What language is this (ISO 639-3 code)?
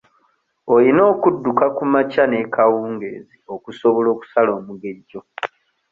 lug